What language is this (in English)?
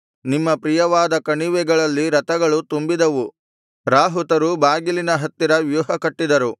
Kannada